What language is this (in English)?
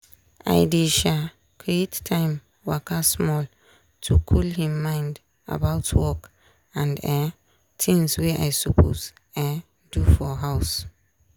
Nigerian Pidgin